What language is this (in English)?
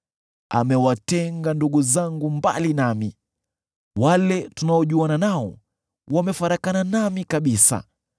Swahili